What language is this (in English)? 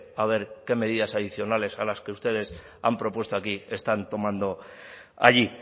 Spanish